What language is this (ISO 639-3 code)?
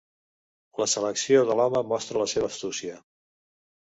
cat